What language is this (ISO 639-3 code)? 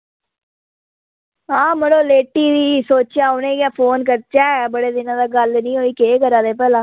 doi